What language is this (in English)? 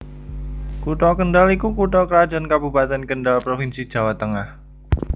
Javanese